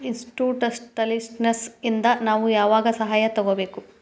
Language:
Kannada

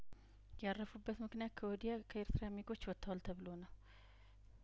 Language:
Amharic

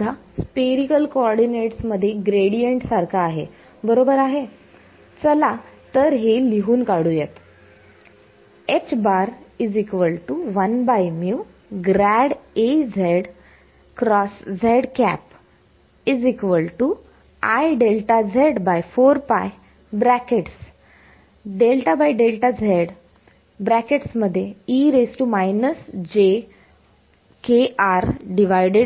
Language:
Marathi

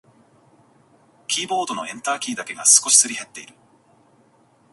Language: Japanese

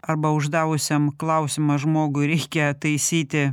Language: Lithuanian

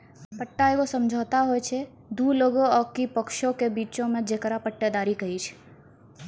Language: Maithili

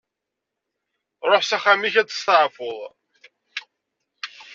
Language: Kabyle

